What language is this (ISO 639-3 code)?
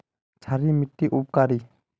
mag